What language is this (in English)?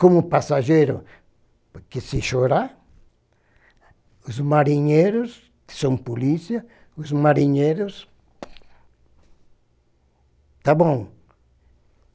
Portuguese